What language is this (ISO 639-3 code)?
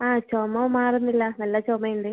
mal